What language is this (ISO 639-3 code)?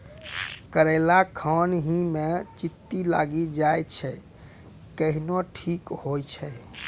mai